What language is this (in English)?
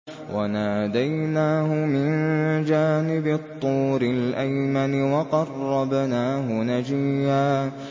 Arabic